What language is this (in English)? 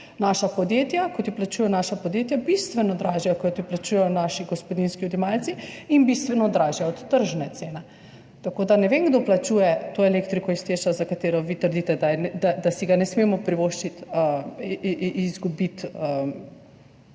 Slovenian